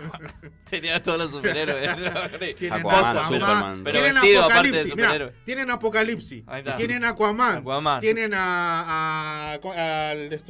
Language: Spanish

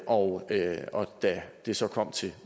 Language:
Danish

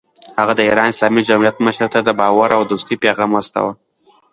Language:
Pashto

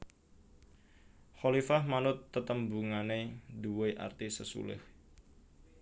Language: Javanese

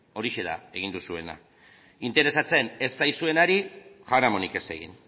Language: Basque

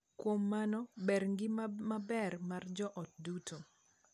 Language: Luo (Kenya and Tanzania)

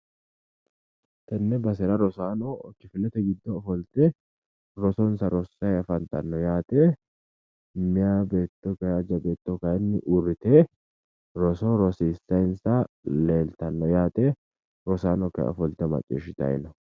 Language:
Sidamo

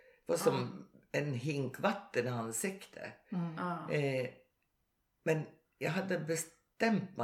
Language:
Swedish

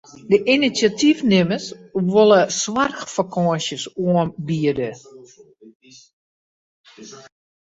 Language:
Western Frisian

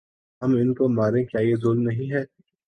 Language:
Urdu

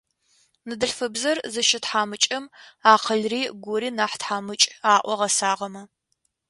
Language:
Adyghe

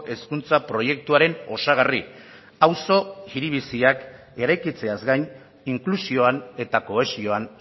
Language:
Basque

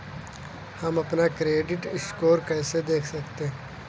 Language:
Hindi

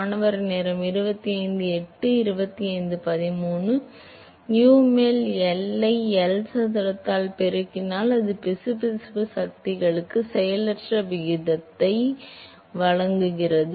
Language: Tamil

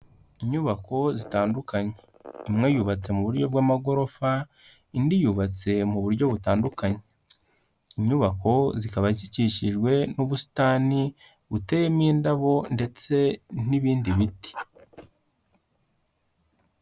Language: Kinyarwanda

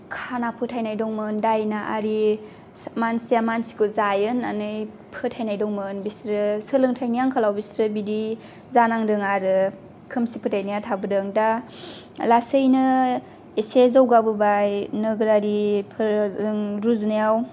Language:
Bodo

